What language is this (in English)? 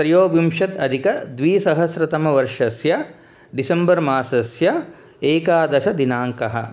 Sanskrit